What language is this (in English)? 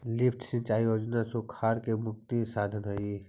Magahi